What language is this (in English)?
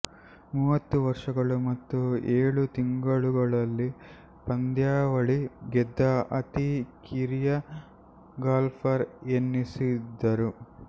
Kannada